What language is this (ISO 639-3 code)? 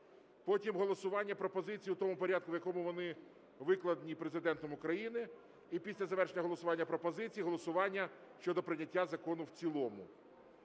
ukr